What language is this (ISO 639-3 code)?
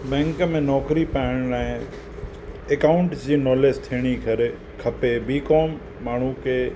snd